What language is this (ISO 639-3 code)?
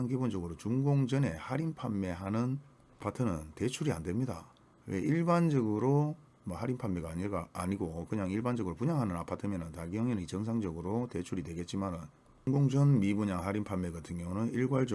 kor